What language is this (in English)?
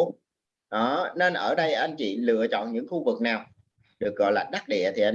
Vietnamese